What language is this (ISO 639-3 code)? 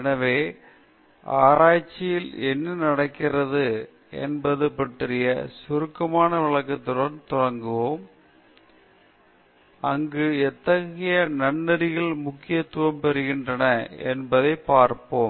tam